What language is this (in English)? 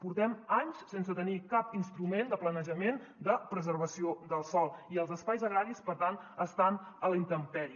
Catalan